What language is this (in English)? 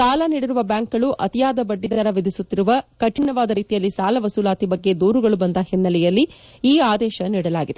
Kannada